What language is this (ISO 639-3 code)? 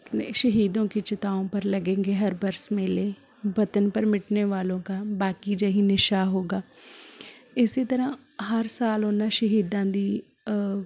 pan